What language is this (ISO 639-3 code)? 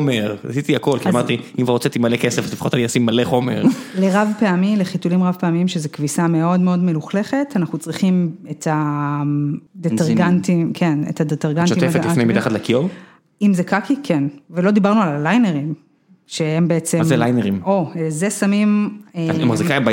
heb